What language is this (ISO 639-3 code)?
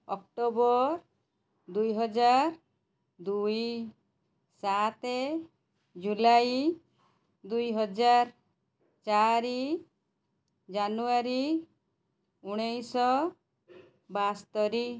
ori